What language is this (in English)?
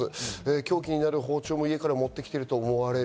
Japanese